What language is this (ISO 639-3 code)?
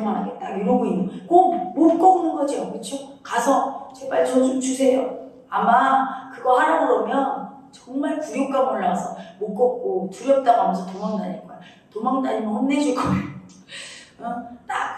kor